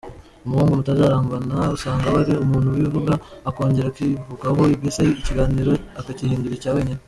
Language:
Kinyarwanda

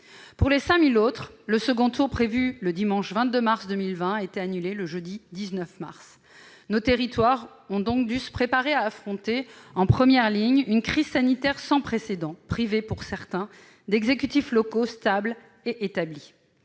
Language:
French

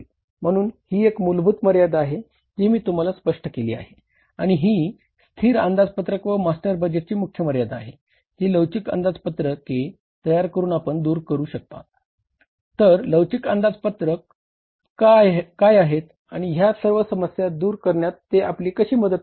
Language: Marathi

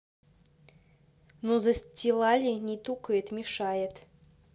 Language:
Russian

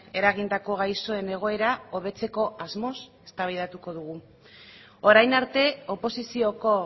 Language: Basque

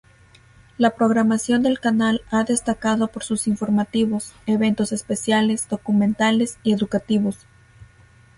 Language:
Spanish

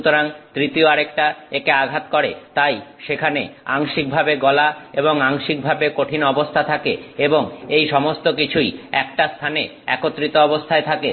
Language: Bangla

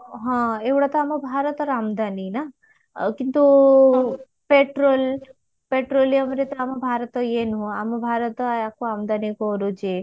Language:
Odia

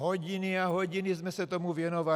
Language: Czech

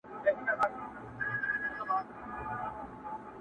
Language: Pashto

